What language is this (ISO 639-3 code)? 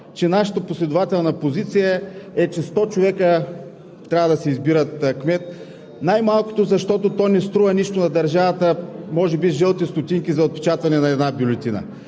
bul